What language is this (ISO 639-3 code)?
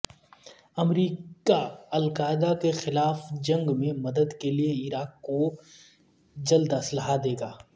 urd